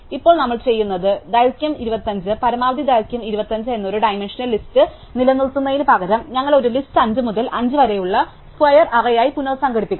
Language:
Malayalam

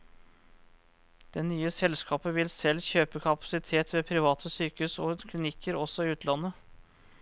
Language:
Norwegian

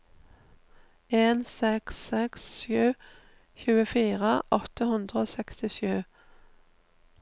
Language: Norwegian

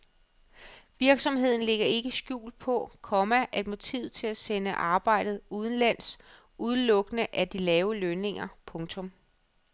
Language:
Danish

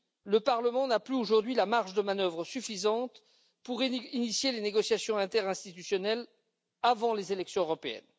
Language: French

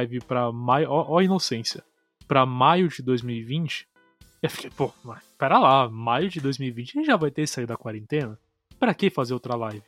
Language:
Portuguese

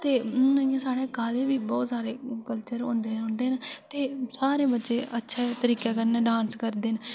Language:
Dogri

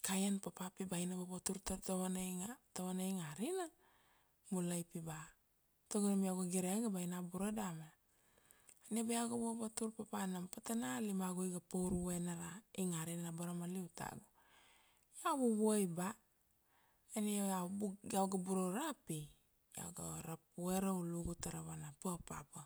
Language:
Kuanua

